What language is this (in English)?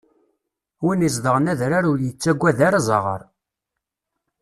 Kabyle